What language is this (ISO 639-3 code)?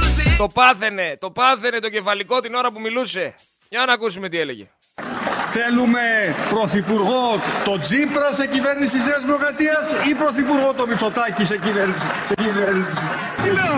ell